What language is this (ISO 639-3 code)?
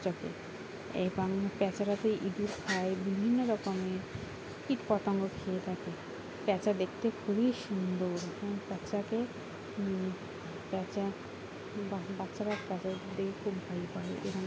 ben